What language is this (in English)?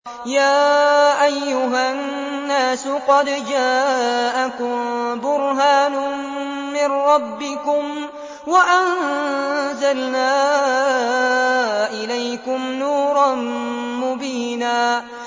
Arabic